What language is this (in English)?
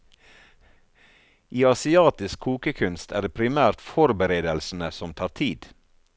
Norwegian